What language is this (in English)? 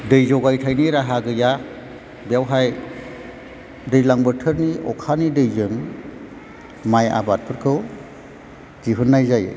Bodo